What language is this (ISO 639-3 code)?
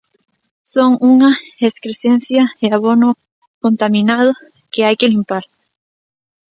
glg